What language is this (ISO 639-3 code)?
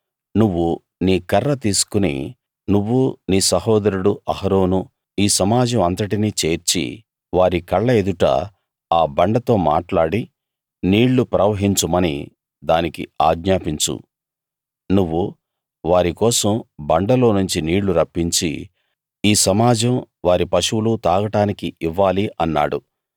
tel